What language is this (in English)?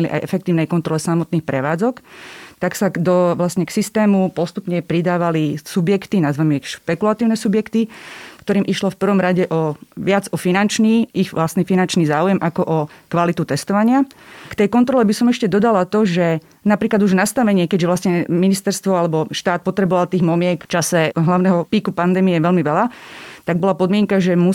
Slovak